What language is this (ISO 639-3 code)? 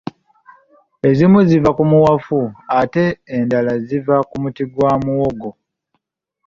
lug